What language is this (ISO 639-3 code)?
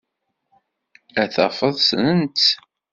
kab